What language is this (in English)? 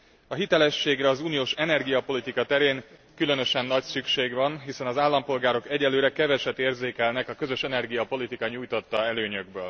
Hungarian